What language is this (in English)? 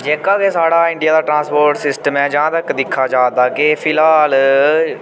Dogri